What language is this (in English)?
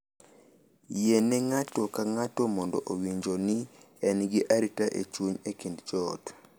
Luo (Kenya and Tanzania)